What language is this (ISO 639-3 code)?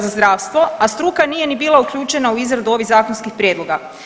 hrv